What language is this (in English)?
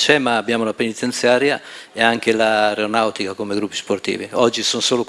Italian